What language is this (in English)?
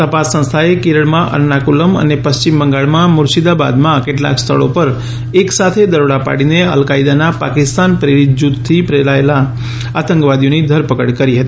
Gujarati